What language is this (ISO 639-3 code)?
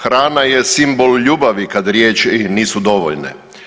hrv